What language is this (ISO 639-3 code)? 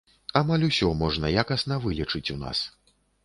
bel